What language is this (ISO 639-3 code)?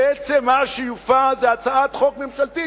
heb